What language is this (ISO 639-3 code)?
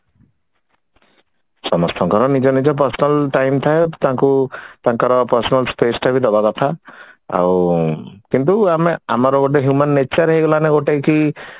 ori